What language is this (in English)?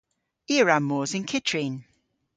Cornish